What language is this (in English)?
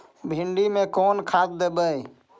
Magahi